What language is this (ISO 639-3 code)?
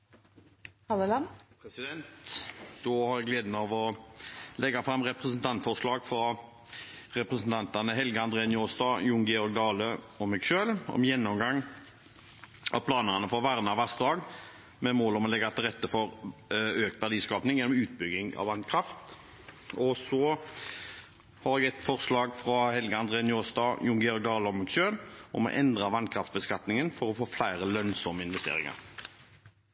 nor